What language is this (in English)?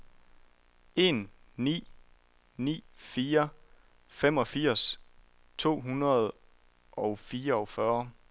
Danish